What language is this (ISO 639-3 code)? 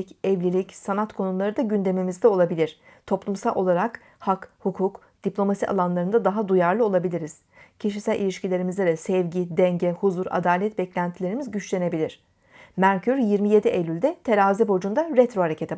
tur